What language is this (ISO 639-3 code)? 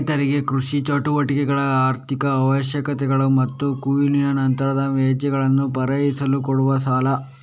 kan